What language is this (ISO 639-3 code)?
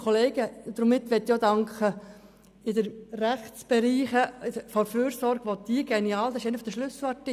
gsw